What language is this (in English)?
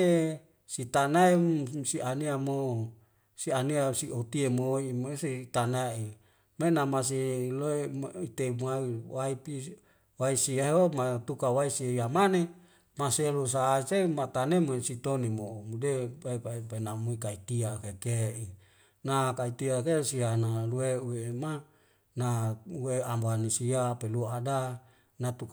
Wemale